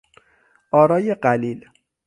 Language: Persian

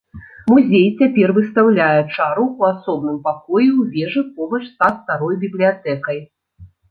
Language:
Belarusian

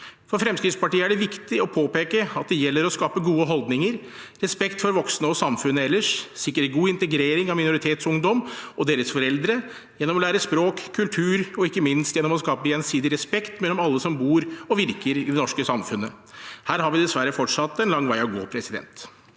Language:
Norwegian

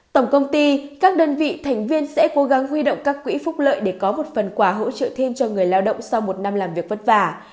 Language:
Vietnamese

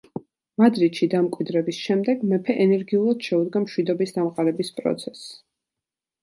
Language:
Georgian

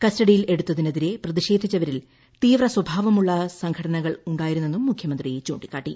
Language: Malayalam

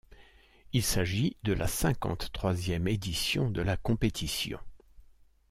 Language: French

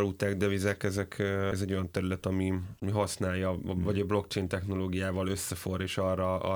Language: Hungarian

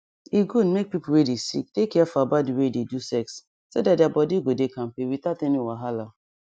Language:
Nigerian Pidgin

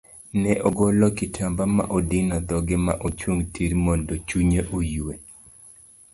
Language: Luo (Kenya and Tanzania)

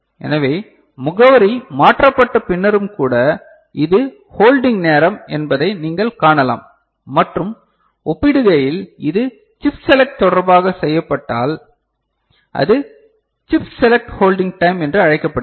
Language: Tamil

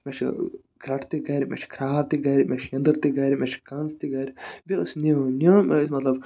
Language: Kashmiri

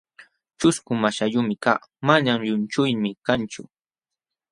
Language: Jauja Wanca Quechua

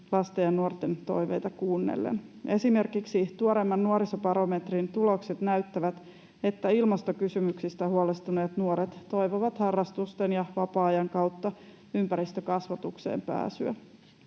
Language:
Finnish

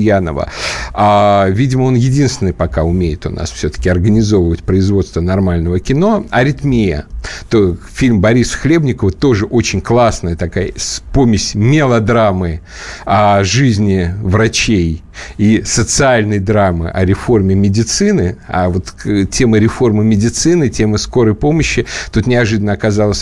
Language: Russian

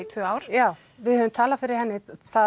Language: Icelandic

